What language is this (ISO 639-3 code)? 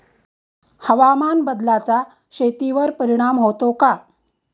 mar